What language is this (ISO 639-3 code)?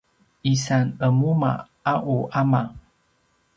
pwn